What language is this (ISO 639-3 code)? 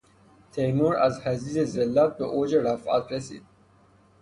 fas